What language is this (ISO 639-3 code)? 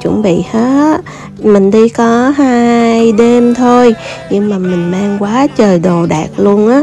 vie